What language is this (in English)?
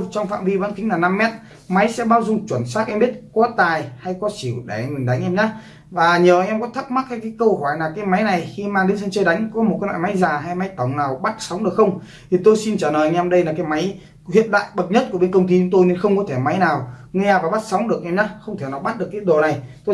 Vietnamese